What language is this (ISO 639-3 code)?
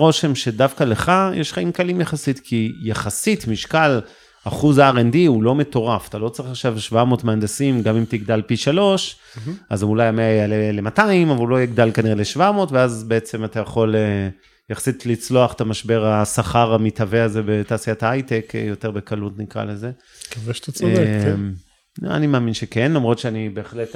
heb